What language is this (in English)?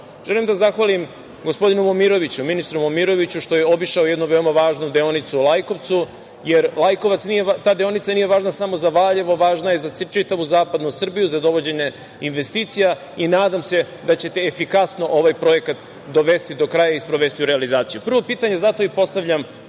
Serbian